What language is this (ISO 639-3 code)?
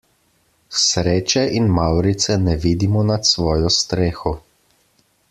slv